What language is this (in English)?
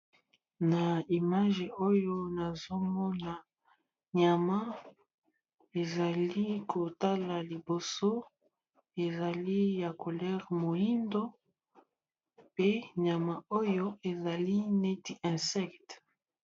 Lingala